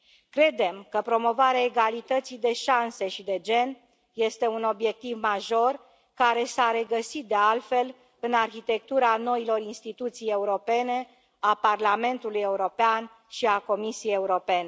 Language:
Romanian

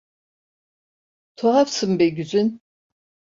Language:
Turkish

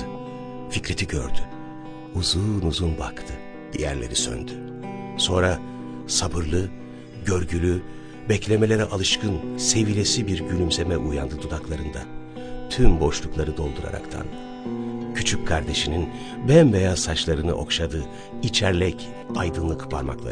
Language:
Turkish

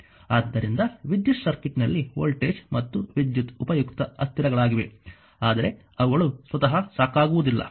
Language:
Kannada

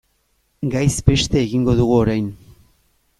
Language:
Basque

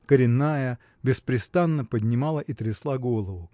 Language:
Russian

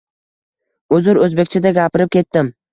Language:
Uzbek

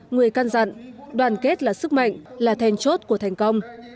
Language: Vietnamese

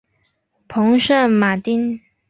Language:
Chinese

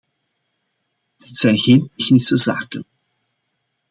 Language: Dutch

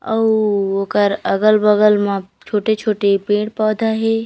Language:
Chhattisgarhi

